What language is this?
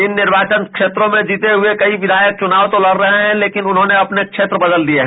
Hindi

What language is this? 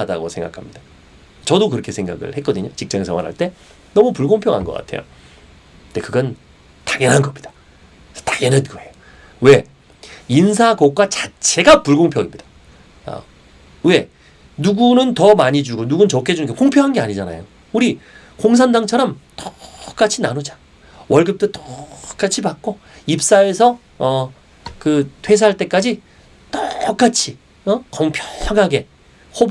Korean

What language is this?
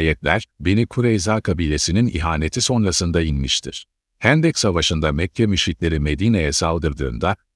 Turkish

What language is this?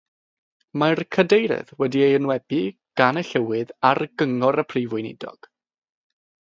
Welsh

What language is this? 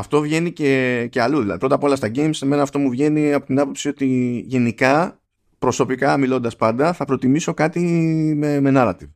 Greek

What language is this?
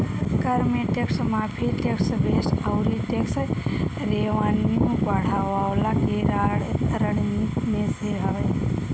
Bhojpuri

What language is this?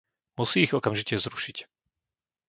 Slovak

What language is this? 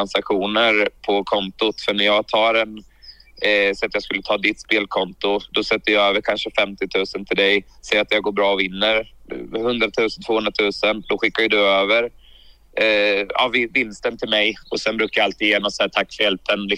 Swedish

